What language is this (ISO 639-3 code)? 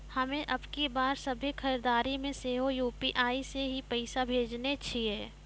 mai